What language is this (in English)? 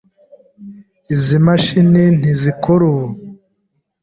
Kinyarwanda